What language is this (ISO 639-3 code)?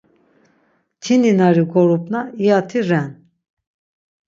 lzz